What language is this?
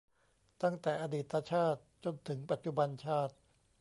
Thai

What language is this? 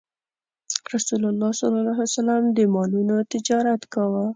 Pashto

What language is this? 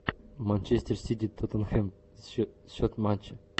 Russian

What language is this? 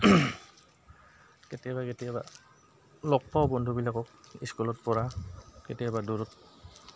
Assamese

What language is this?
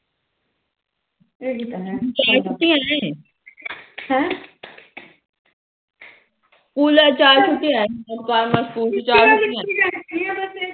Punjabi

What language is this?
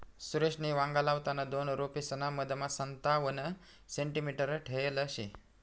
Marathi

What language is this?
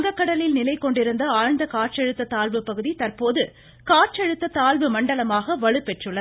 Tamil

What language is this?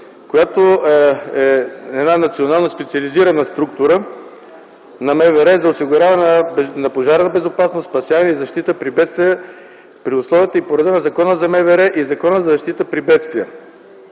Bulgarian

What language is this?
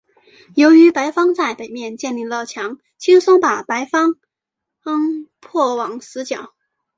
Chinese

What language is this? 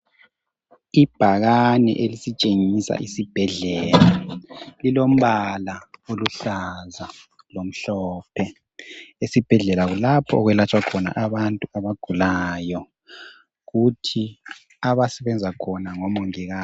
North Ndebele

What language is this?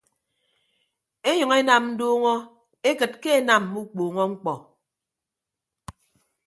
Ibibio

